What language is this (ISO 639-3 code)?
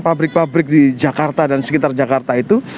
ind